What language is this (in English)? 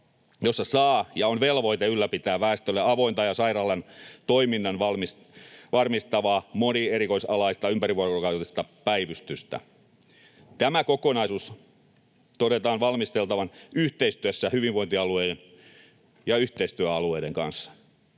Finnish